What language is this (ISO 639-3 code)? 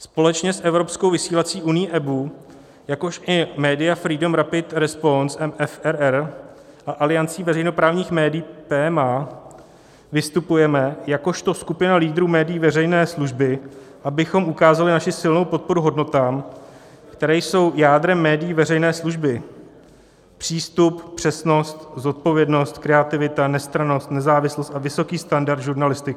ces